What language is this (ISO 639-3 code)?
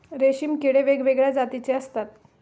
mar